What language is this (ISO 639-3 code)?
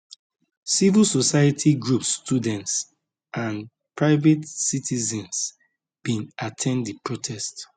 pcm